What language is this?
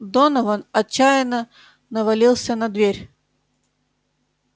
Russian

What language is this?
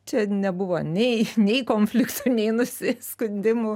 Lithuanian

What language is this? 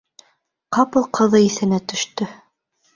Bashkir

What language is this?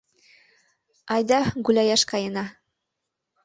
Mari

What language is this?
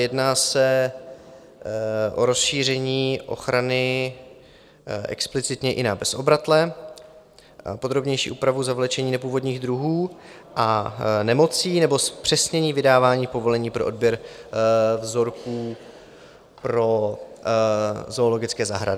Czech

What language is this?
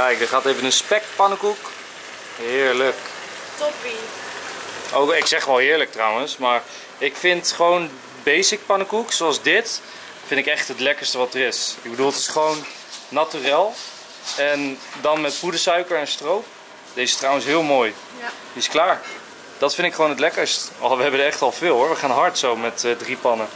Dutch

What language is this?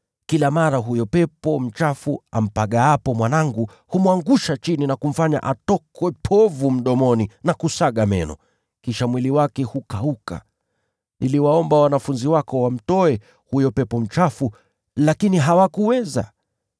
Swahili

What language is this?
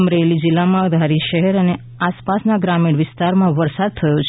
Gujarati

